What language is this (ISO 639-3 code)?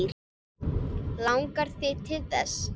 isl